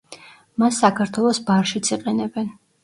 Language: Georgian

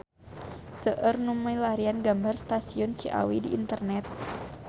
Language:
Sundanese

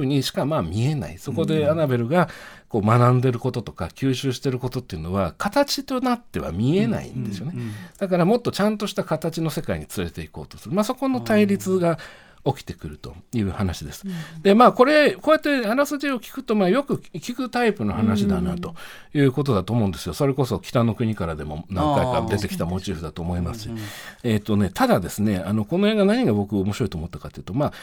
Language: Japanese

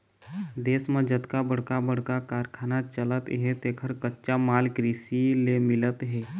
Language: Chhattisgarhi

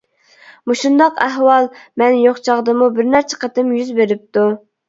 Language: Uyghur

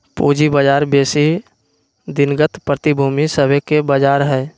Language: Magahi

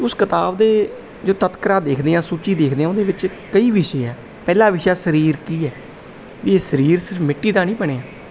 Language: Punjabi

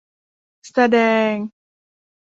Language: Thai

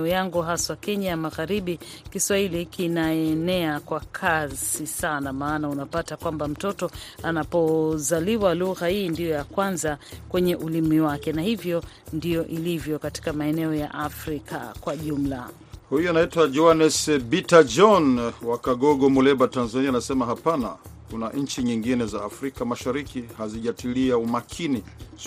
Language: Swahili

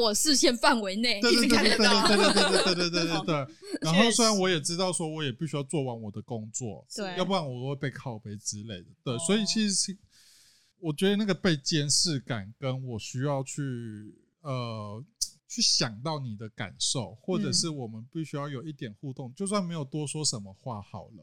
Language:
Chinese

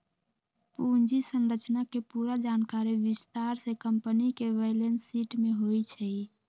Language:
Magahi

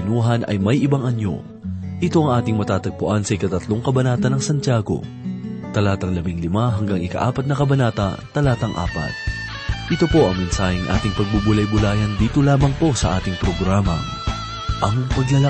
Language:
Filipino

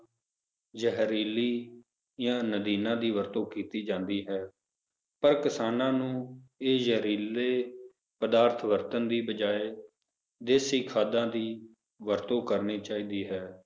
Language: Punjabi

